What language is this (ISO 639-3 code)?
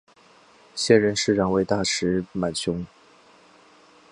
zho